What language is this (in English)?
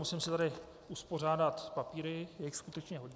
Czech